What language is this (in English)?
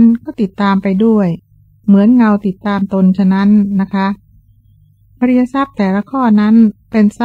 Thai